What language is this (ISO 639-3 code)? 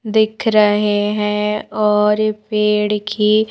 hin